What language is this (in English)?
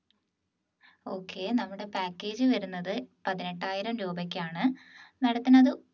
Malayalam